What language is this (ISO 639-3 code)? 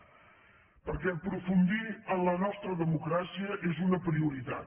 cat